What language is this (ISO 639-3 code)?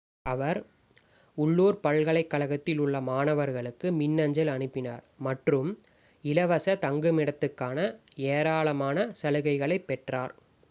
tam